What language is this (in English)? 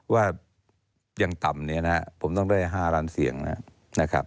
Thai